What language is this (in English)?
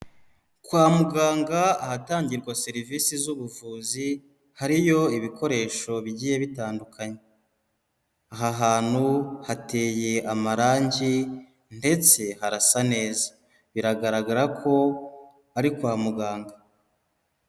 Kinyarwanda